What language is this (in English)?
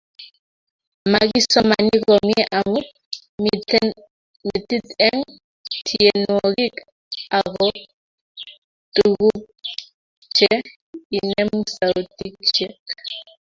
Kalenjin